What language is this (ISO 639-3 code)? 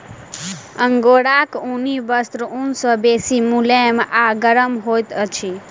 mai